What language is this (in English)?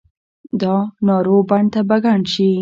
Pashto